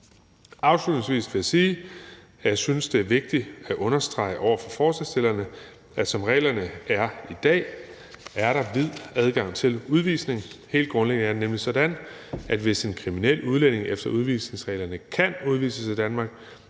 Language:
Danish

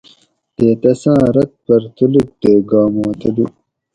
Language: Gawri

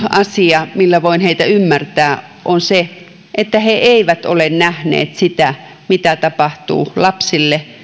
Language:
Finnish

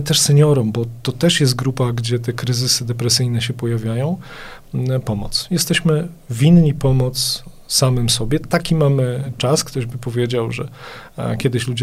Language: Polish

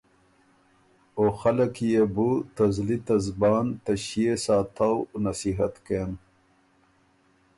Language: Ormuri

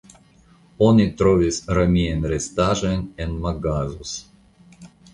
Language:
Esperanto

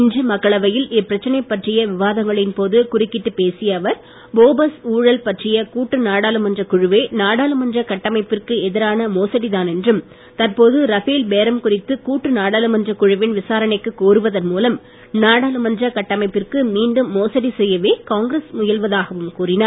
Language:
Tamil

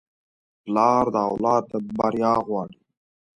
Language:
Pashto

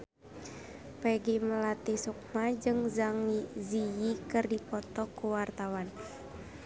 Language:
Sundanese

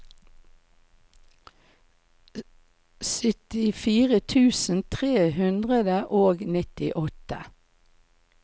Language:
Norwegian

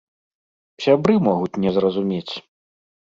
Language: Belarusian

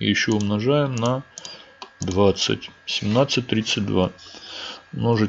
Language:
Russian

